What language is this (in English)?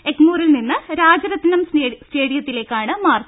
Malayalam